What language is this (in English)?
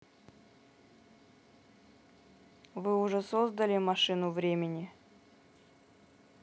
Russian